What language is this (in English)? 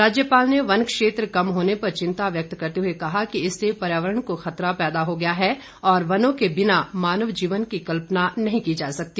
Hindi